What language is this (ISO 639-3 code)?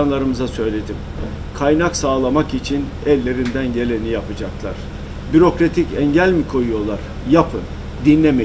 tur